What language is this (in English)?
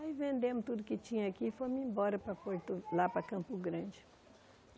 Portuguese